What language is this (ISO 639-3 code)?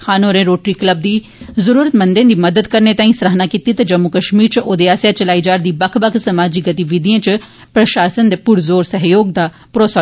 doi